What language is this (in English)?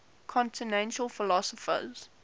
English